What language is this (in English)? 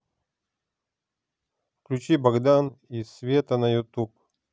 Russian